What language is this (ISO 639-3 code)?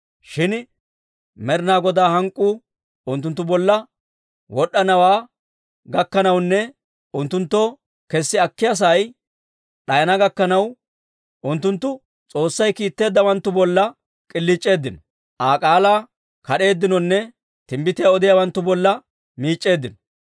dwr